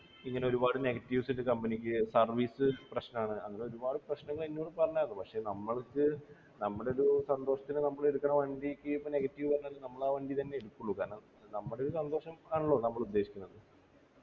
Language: Malayalam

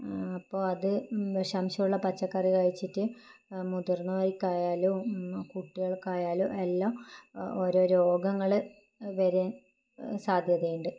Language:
Malayalam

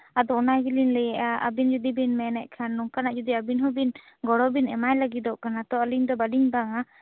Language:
Santali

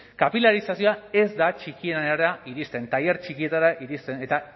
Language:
Basque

